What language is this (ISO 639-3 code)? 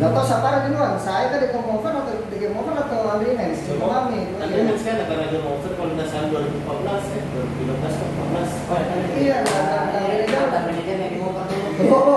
ind